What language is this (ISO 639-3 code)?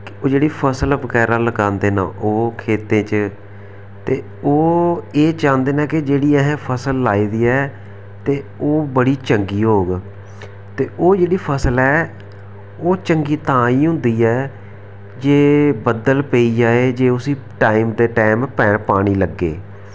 doi